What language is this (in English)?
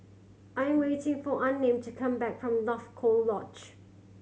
English